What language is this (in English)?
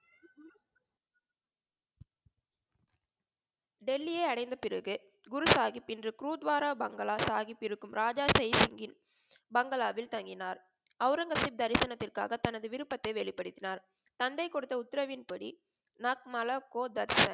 Tamil